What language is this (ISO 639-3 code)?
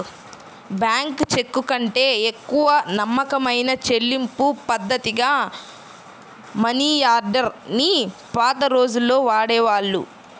tel